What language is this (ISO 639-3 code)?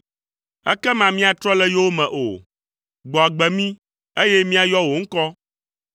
ewe